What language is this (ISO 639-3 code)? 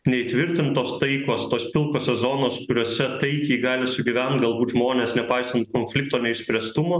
lit